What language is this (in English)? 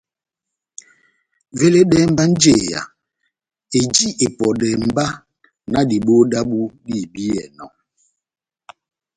Batanga